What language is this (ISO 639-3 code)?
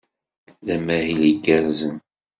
kab